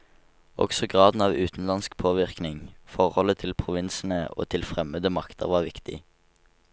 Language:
Norwegian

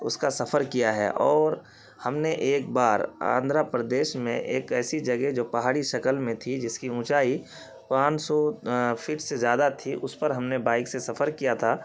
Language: Urdu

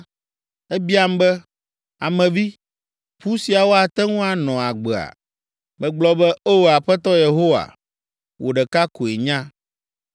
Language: Ewe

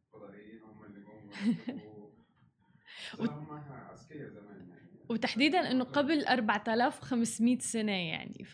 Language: Arabic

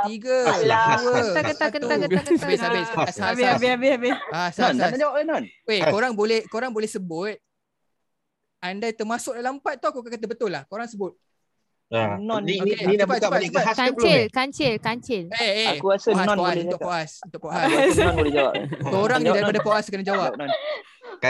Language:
Malay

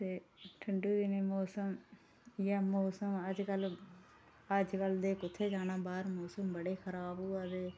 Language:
Dogri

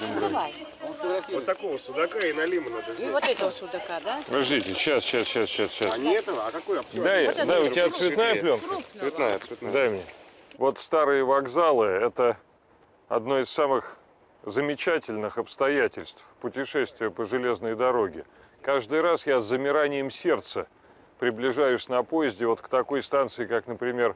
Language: Russian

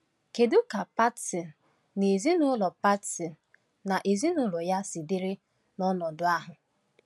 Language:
Igbo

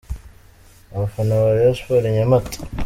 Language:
Kinyarwanda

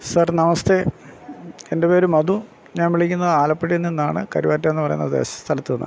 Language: Malayalam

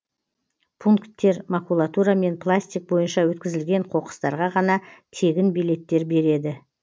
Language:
Kazakh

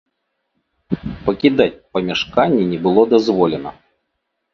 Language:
Belarusian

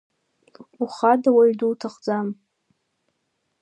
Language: Abkhazian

